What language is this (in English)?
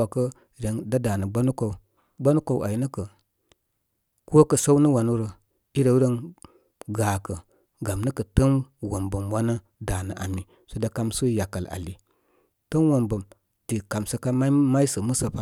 Koma